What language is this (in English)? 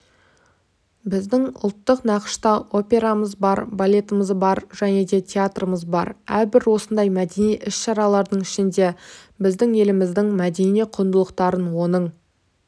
Kazakh